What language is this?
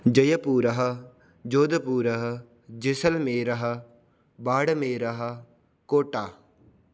Sanskrit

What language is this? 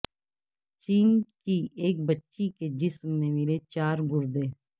Urdu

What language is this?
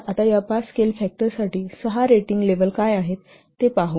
Marathi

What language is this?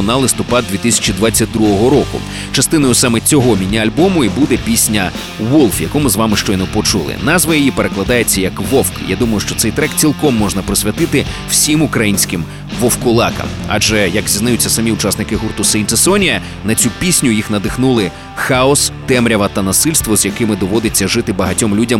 Ukrainian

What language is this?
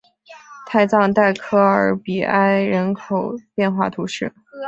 Chinese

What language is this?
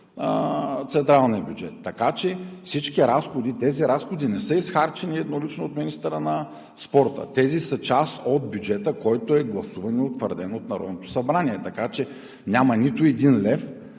Bulgarian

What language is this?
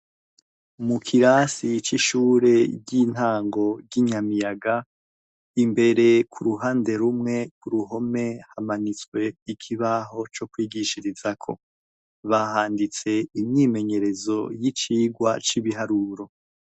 Rundi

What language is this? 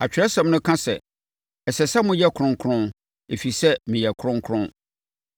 Akan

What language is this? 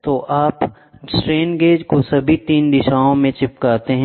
Hindi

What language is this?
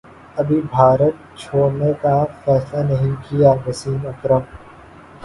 Urdu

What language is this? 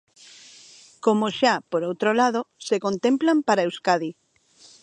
Galician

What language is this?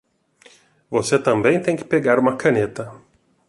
Portuguese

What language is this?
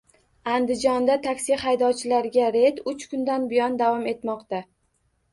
Uzbek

